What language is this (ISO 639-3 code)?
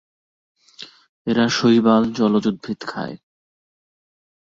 ben